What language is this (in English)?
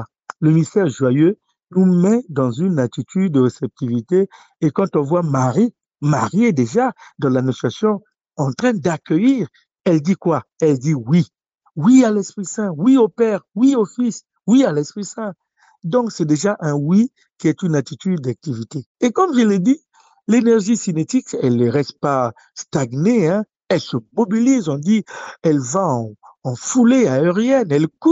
French